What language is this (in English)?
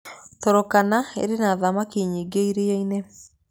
Kikuyu